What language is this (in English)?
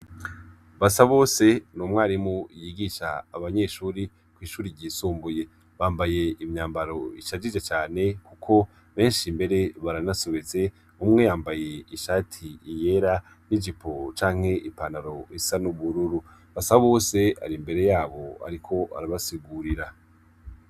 Rundi